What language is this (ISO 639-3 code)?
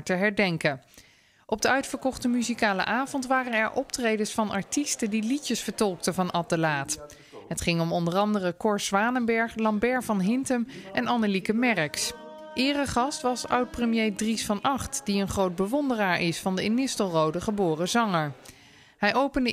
nld